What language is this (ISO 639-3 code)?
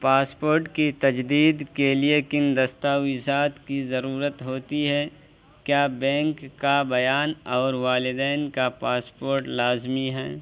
urd